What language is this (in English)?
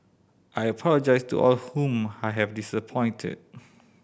English